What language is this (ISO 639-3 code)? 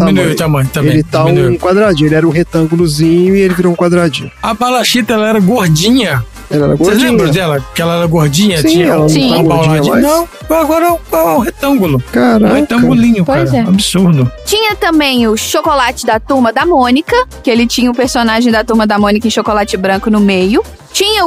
por